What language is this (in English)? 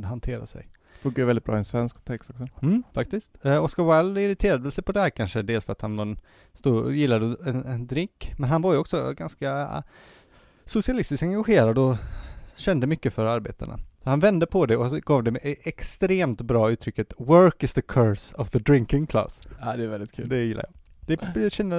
Swedish